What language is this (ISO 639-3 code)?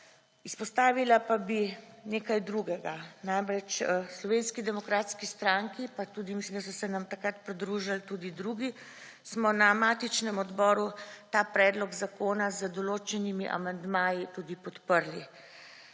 slv